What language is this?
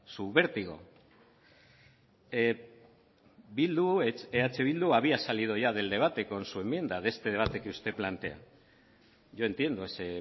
Spanish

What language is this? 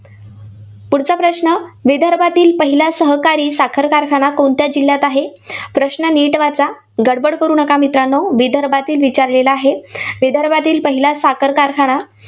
Marathi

